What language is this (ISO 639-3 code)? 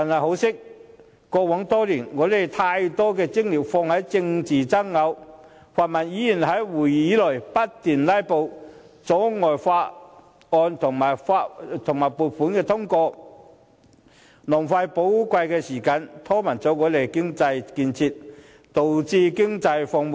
yue